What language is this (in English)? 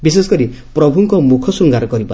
Odia